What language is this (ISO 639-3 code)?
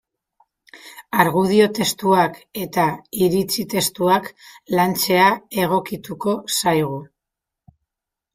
eus